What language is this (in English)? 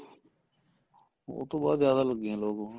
Punjabi